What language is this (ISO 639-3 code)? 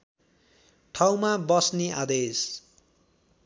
nep